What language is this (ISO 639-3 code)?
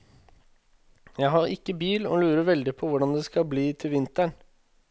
nor